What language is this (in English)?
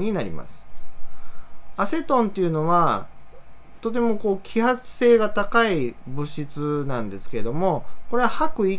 Japanese